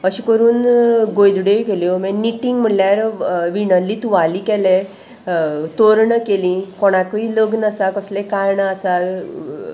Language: Konkani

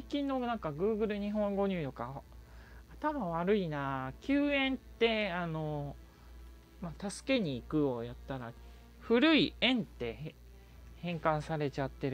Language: Japanese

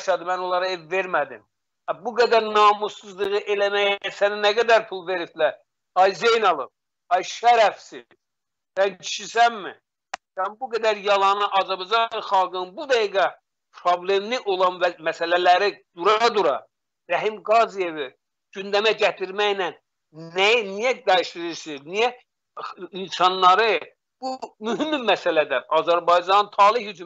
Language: Turkish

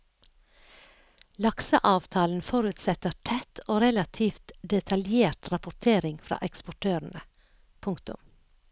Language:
Norwegian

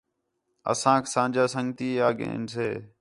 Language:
Khetrani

